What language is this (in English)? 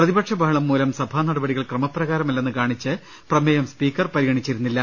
Malayalam